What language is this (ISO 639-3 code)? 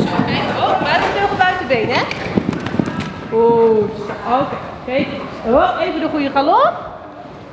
nld